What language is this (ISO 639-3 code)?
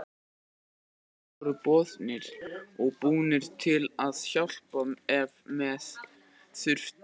isl